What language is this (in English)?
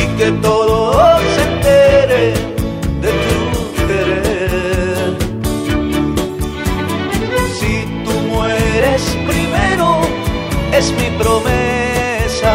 Spanish